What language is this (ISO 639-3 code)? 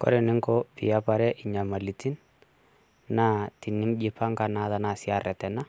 mas